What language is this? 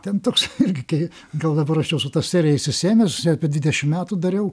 Lithuanian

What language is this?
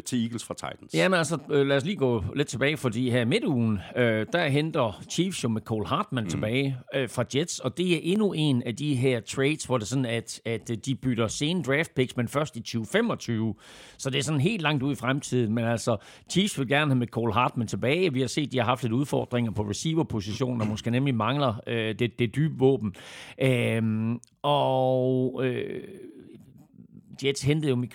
Danish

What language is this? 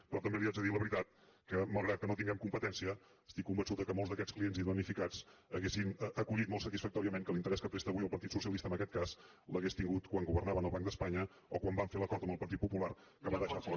Catalan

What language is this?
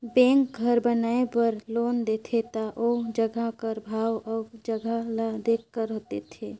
Chhattisgarhi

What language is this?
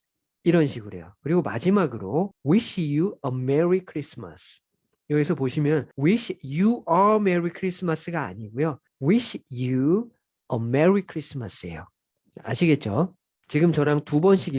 Korean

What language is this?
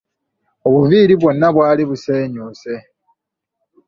Ganda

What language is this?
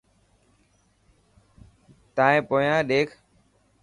Dhatki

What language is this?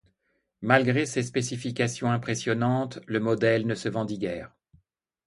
French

